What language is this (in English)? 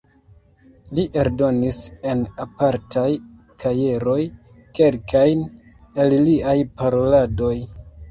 Esperanto